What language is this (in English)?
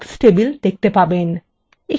Bangla